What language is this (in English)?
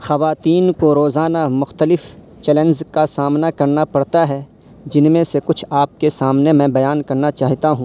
Urdu